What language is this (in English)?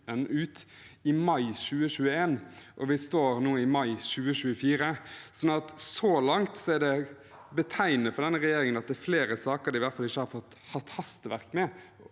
Norwegian